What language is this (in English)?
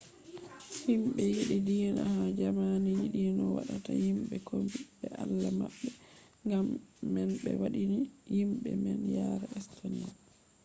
Fula